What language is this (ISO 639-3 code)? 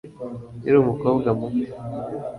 kin